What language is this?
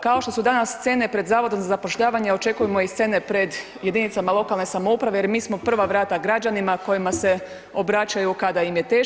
Croatian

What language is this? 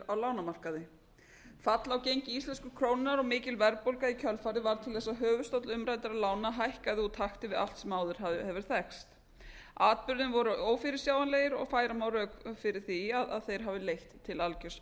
Icelandic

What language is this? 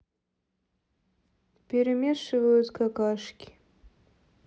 Russian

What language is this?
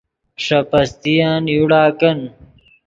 Yidgha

